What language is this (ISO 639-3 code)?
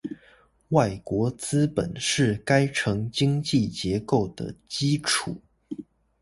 zho